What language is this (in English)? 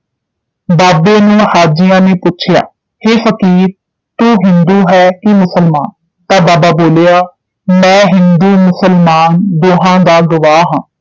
Punjabi